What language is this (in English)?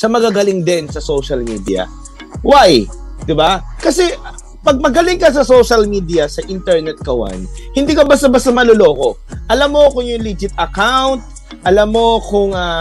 Filipino